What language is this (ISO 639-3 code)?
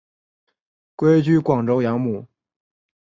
zho